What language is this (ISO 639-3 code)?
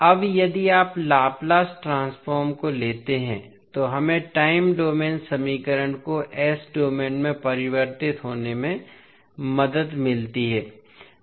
hin